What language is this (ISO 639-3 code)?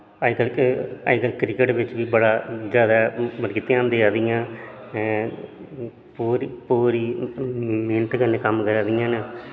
doi